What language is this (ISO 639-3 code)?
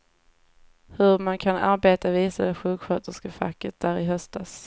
swe